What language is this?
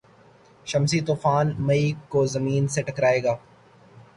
Urdu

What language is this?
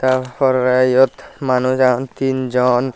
Chakma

